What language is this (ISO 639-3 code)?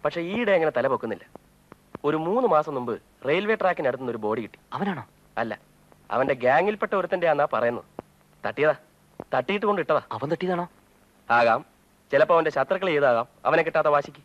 mal